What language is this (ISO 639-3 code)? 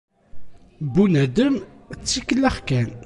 kab